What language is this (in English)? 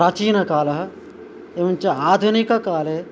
Sanskrit